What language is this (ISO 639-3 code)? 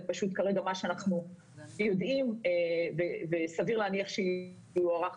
heb